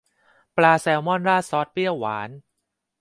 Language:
Thai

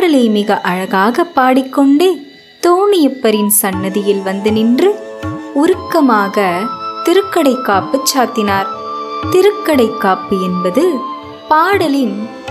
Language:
Tamil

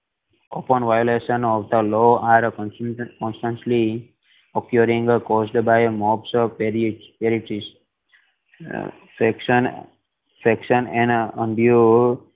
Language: Gujarati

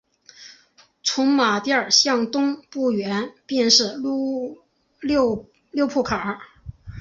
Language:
Chinese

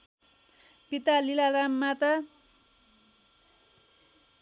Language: Nepali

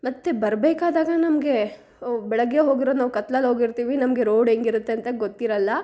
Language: Kannada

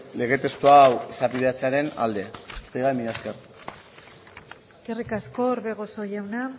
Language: Basque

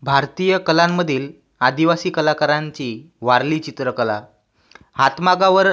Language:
Marathi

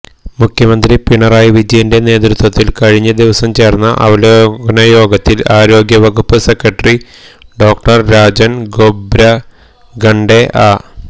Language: Malayalam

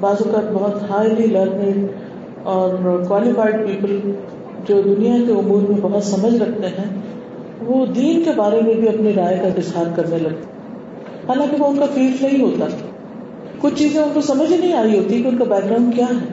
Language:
Urdu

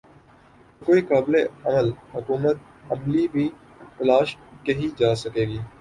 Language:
Urdu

